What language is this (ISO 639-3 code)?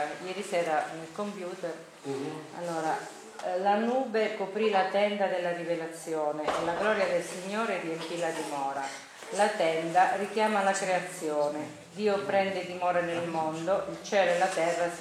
ita